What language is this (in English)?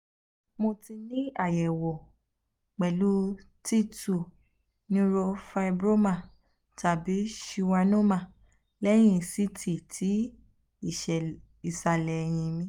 Yoruba